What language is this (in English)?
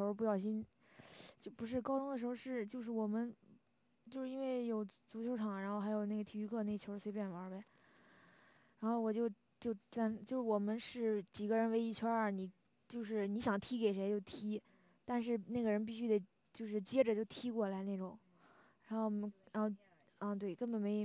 Chinese